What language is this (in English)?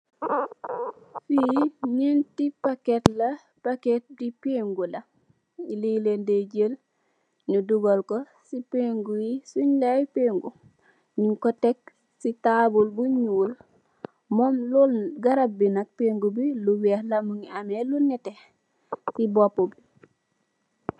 Wolof